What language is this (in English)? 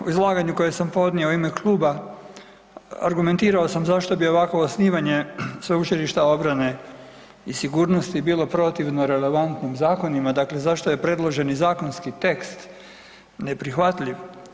Croatian